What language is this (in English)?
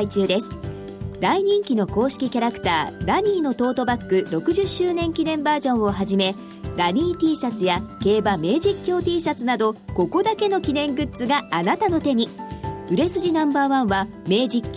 Japanese